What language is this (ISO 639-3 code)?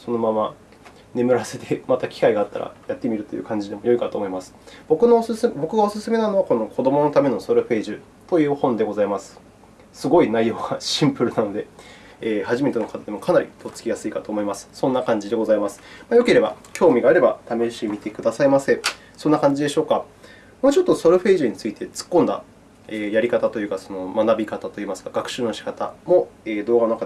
jpn